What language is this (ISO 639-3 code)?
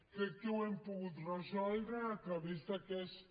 cat